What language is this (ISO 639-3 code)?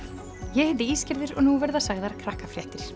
isl